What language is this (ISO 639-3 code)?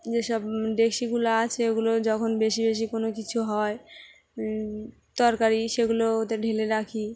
ben